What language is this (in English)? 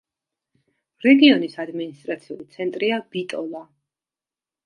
Georgian